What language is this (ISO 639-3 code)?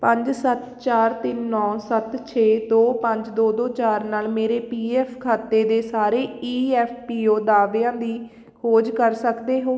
pan